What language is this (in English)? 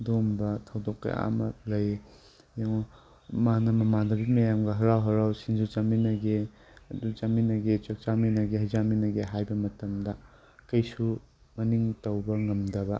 Manipuri